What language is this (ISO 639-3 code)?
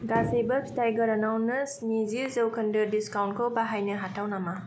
brx